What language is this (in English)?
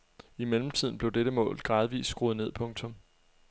Danish